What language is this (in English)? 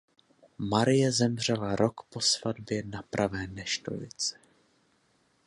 Czech